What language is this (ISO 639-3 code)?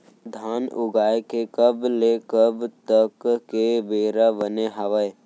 hne